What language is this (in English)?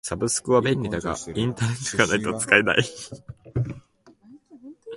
Japanese